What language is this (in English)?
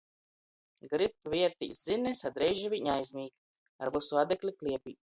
Latgalian